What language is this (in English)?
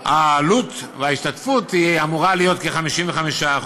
Hebrew